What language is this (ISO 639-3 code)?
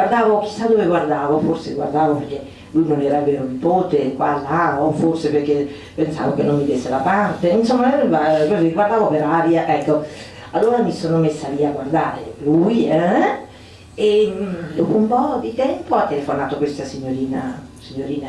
ita